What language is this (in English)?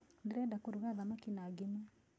Kikuyu